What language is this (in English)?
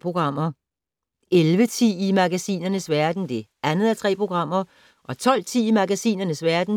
Danish